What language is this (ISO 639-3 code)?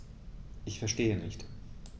deu